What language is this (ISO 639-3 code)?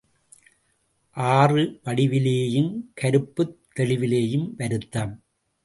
tam